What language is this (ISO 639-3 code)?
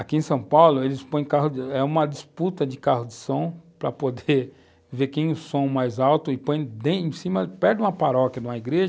por